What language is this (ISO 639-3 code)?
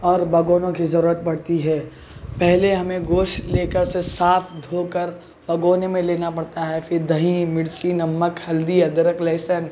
urd